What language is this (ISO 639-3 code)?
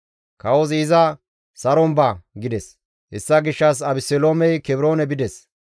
gmv